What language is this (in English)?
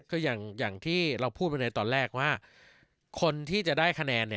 Thai